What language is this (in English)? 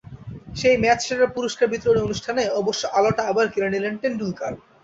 Bangla